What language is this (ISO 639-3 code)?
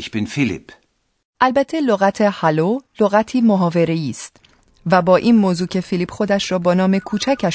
fas